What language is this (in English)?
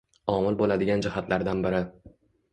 Uzbek